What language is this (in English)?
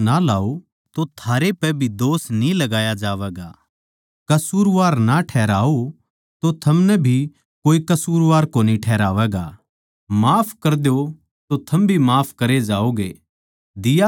Haryanvi